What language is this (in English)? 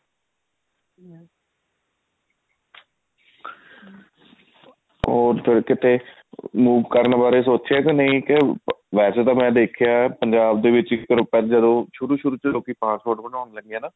Punjabi